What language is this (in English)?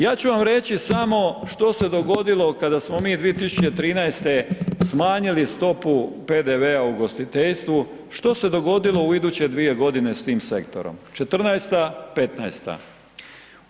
Croatian